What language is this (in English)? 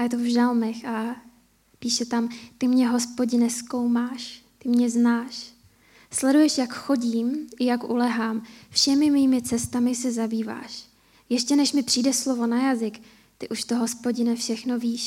Czech